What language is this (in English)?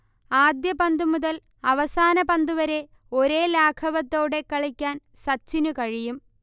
Malayalam